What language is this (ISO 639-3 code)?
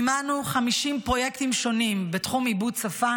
heb